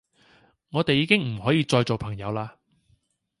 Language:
Cantonese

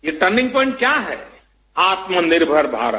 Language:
Hindi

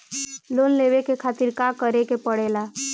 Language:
Bhojpuri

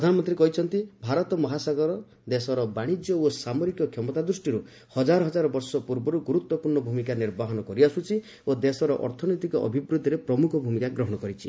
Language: Odia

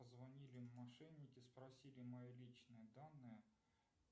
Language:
Russian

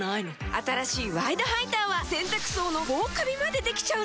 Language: Japanese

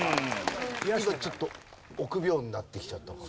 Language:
Japanese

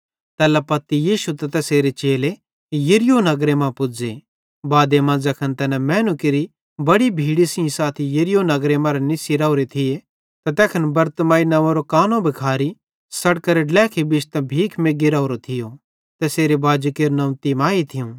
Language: Bhadrawahi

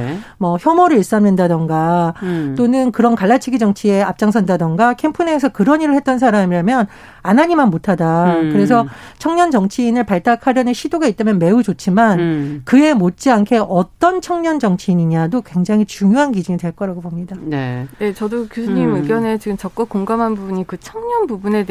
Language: Korean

